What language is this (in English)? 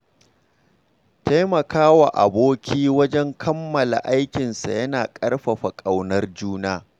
Hausa